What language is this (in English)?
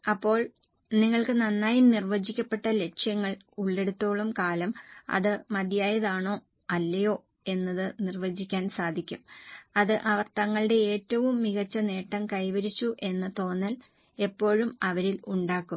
Malayalam